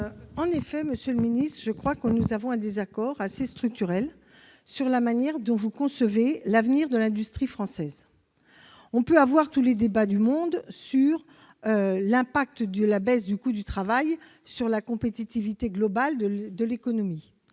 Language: French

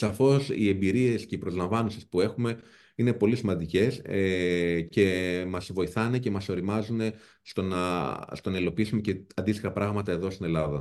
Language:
Greek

